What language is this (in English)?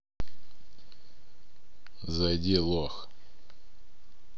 Russian